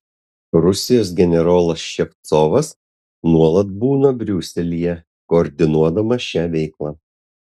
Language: Lithuanian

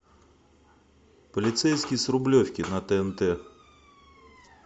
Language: Russian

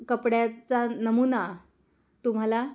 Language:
Marathi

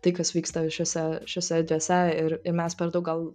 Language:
Lithuanian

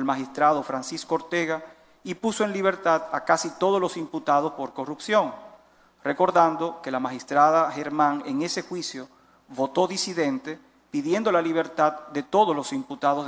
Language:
Spanish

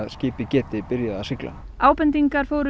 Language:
Icelandic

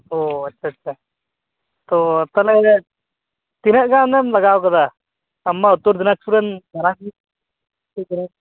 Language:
Santali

